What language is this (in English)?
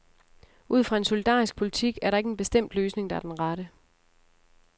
Danish